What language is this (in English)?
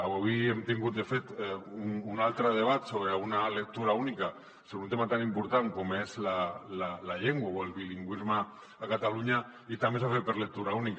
Catalan